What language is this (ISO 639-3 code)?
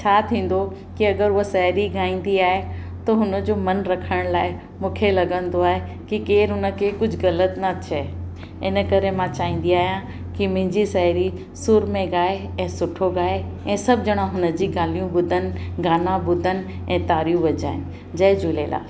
snd